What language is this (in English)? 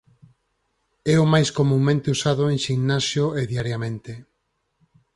Galician